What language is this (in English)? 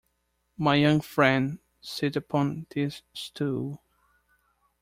English